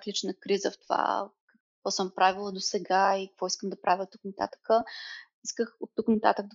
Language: Bulgarian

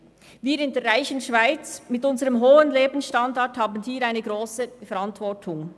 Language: Swiss German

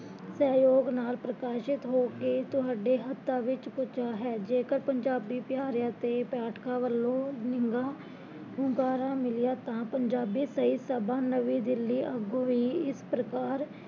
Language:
Punjabi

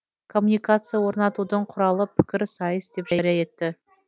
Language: Kazakh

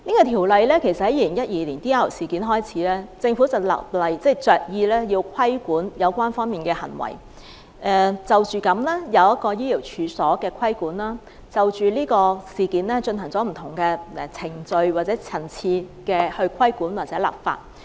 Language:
Cantonese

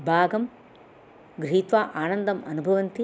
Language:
Sanskrit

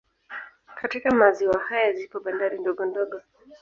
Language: Swahili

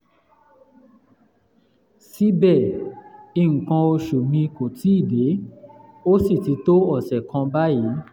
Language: Yoruba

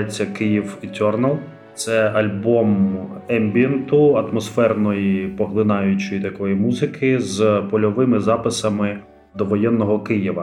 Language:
Ukrainian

